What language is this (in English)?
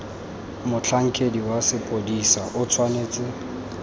Tswana